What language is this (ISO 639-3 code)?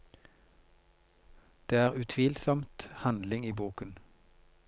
nor